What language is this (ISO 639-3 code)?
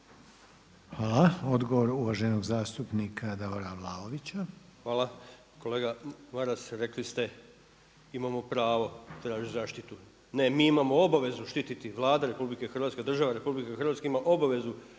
hrv